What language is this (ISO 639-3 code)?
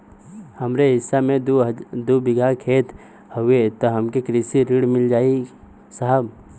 bho